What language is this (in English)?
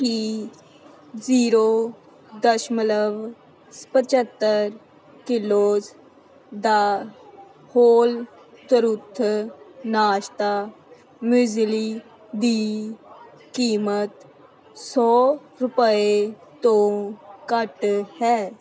Punjabi